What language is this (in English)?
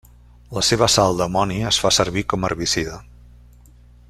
Catalan